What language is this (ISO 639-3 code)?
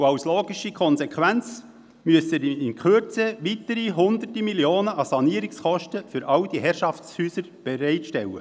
gsw